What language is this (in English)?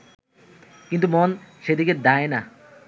Bangla